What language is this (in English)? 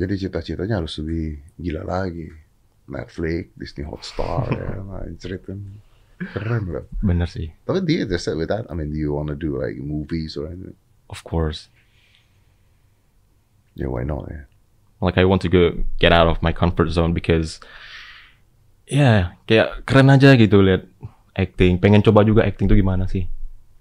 Indonesian